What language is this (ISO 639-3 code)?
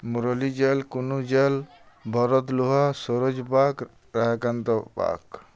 ori